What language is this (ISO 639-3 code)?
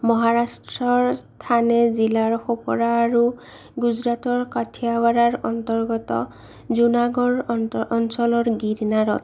asm